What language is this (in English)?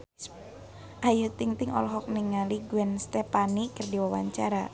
Sundanese